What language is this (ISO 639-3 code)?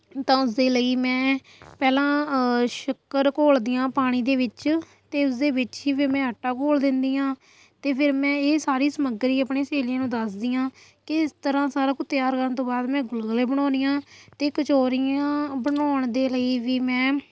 pan